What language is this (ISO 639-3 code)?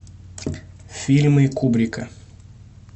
rus